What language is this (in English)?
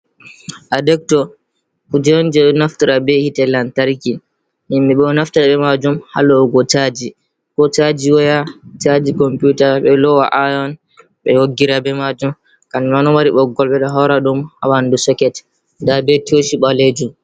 Fula